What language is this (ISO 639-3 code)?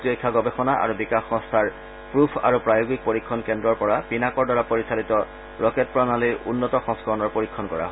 asm